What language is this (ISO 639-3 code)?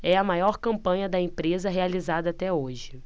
por